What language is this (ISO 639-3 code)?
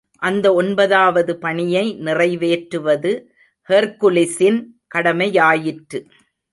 tam